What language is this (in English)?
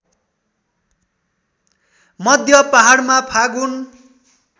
Nepali